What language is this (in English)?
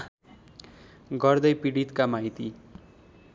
Nepali